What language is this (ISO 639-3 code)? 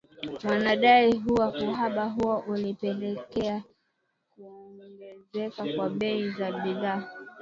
swa